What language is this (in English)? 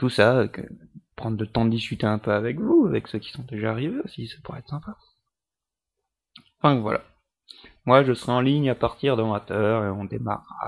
French